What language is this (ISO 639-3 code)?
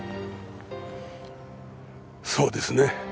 jpn